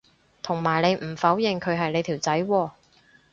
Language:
Cantonese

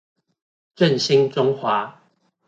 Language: Chinese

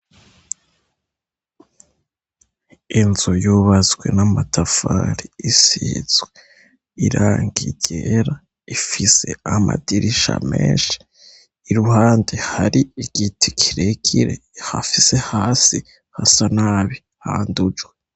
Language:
Rundi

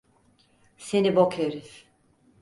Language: Turkish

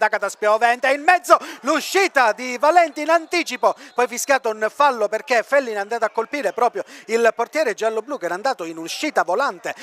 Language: Italian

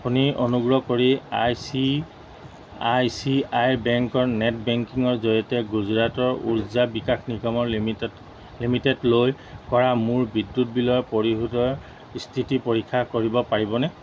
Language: Assamese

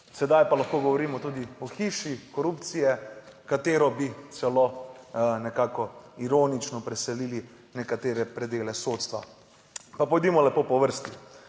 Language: Slovenian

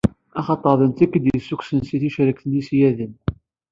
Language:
Kabyle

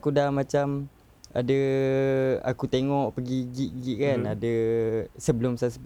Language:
Malay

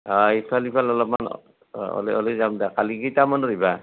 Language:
Assamese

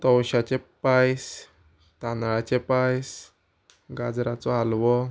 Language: Konkani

